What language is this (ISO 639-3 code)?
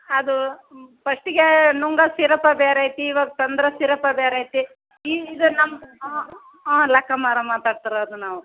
kan